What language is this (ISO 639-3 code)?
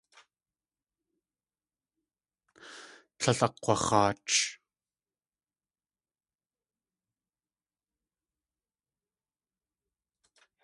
tli